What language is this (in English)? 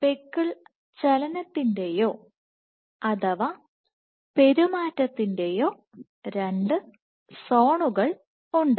Malayalam